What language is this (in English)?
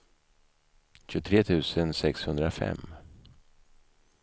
Swedish